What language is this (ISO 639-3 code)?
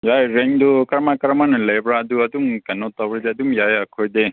mni